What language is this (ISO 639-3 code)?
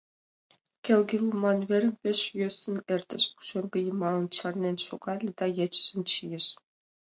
chm